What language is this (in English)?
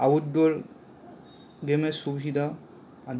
Bangla